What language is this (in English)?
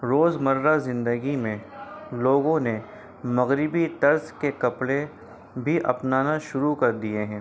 Urdu